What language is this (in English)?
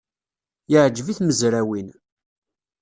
Kabyle